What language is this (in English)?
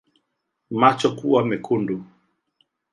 Swahili